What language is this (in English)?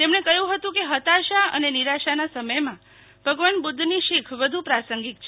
Gujarati